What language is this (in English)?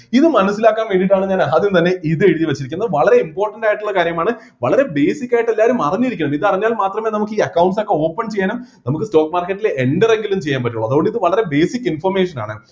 Malayalam